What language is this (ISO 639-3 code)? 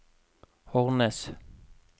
nor